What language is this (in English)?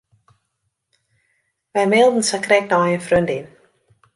Western Frisian